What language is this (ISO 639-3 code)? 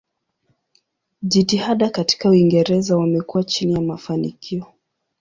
swa